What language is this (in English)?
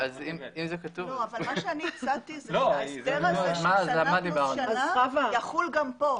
Hebrew